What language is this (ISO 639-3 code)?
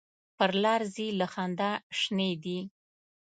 pus